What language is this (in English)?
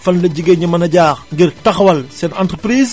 Wolof